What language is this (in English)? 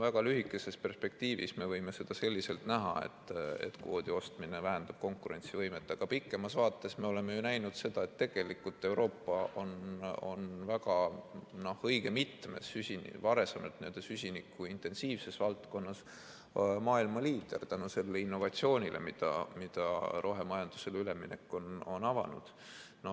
Estonian